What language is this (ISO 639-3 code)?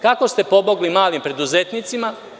srp